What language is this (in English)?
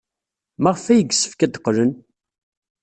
Kabyle